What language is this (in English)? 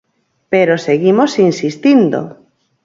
Galician